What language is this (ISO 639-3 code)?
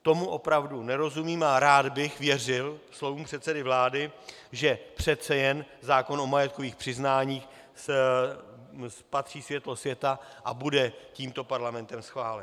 ces